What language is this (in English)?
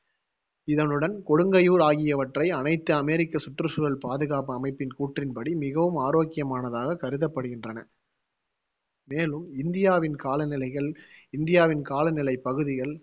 Tamil